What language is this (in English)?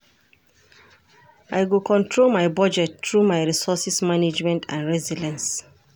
Nigerian Pidgin